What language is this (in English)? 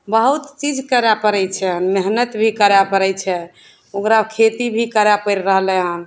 Maithili